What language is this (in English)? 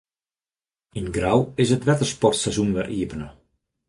Western Frisian